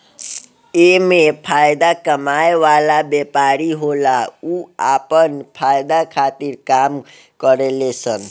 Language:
Bhojpuri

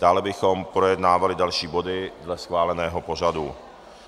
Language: Czech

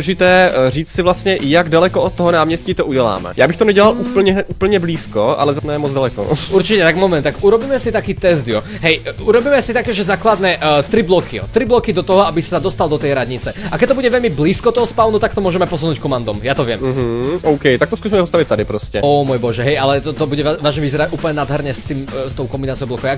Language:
Czech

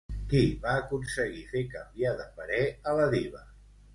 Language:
Catalan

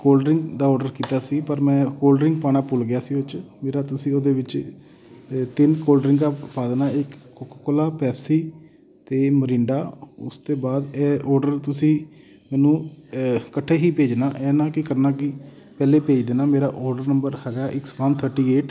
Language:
Punjabi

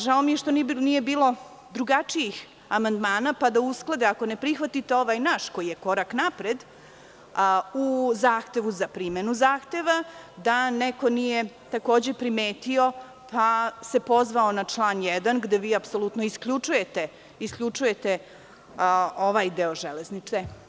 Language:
Serbian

